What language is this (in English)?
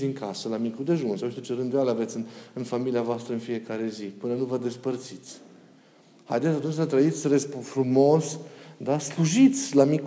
Romanian